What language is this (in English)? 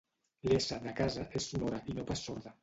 Catalan